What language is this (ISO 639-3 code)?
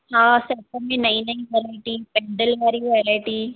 snd